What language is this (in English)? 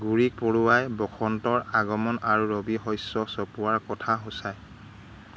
Assamese